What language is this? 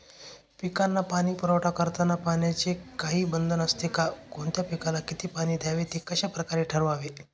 Marathi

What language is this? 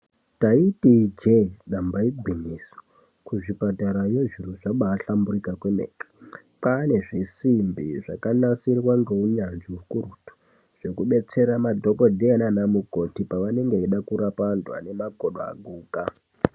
Ndau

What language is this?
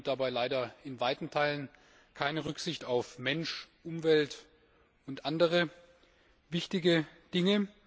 German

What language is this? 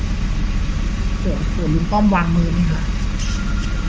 Thai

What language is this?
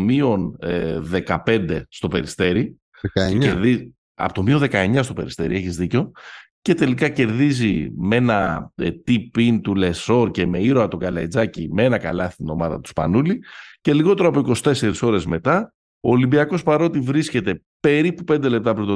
Greek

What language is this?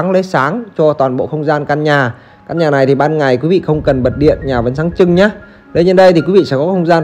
Vietnamese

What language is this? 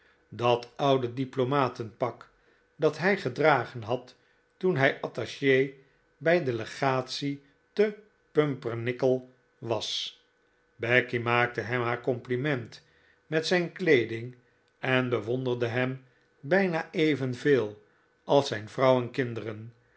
Dutch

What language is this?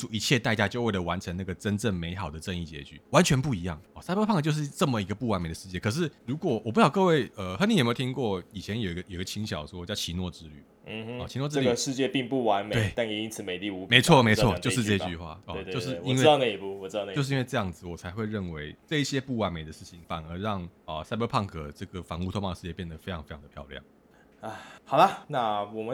Chinese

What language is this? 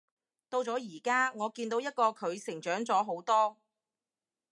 Cantonese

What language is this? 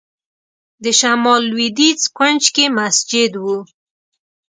Pashto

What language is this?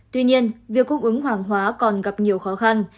Vietnamese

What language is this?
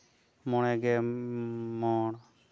Santali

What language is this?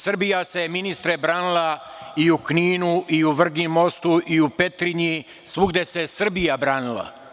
Serbian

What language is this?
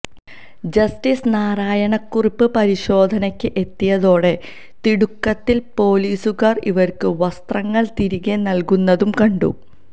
Malayalam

